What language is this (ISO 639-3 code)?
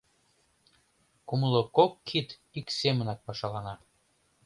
chm